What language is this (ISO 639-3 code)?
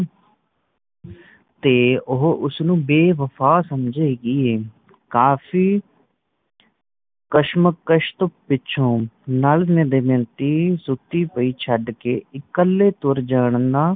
pan